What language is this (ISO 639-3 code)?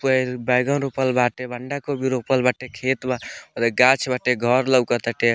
bho